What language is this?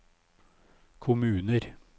Norwegian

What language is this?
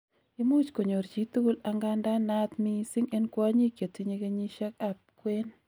Kalenjin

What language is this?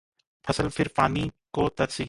Hindi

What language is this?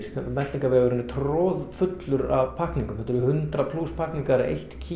Icelandic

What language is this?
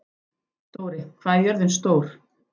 Icelandic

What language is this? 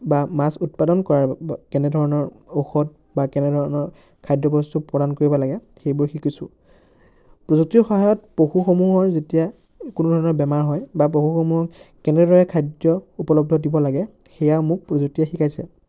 Assamese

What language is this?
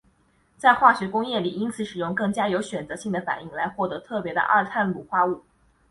Chinese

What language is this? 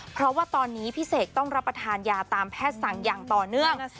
Thai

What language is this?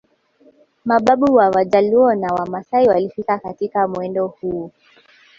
Swahili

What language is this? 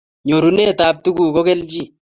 Kalenjin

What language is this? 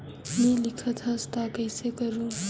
Chhattisgarhi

